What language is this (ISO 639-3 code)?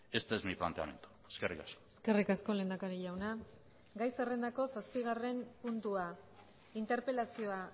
eus